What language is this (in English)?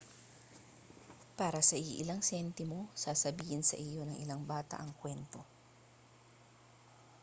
Filipino